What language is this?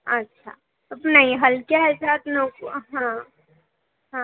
Marathi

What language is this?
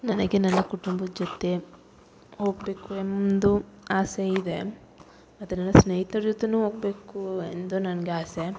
Kannada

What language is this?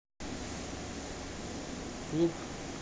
Russian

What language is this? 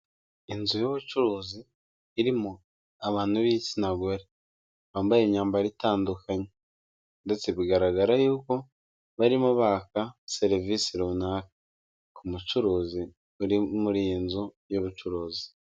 Kinyarwanda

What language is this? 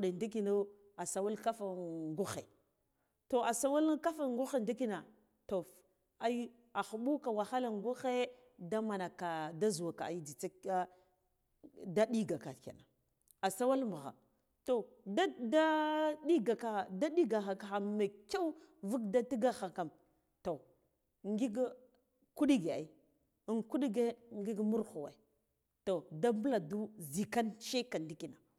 Guduf-Gava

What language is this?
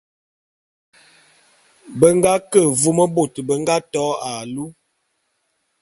Bulu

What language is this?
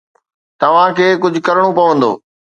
Sindhi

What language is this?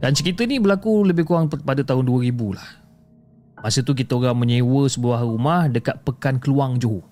Malay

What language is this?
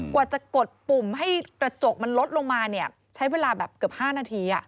Thai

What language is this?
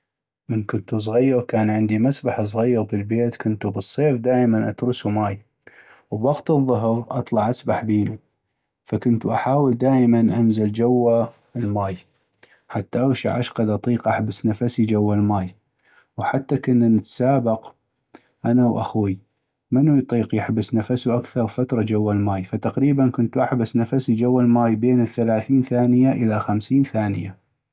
North Mesopotamian Arabic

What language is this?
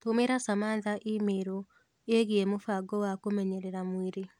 Kikuyu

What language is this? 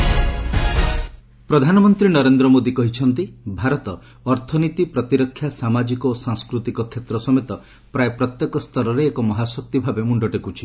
Odia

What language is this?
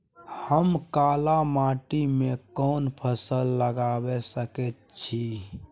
Maithili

